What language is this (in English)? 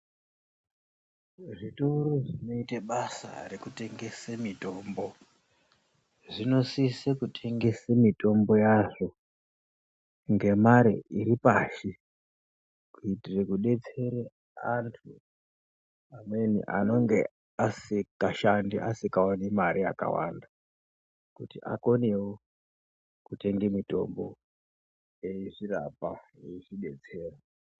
Ndau